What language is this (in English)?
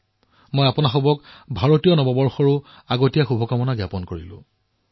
Assamese